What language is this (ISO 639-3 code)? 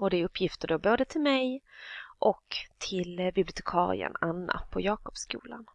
swe